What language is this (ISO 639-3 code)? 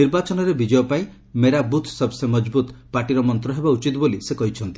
ori